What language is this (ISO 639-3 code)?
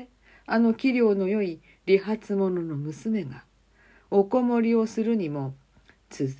jpn